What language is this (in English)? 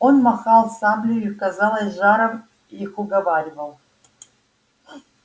Russian